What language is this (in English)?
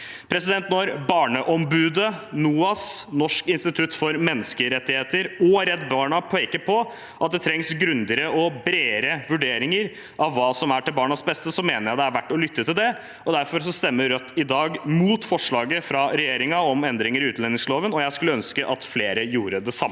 Norwegian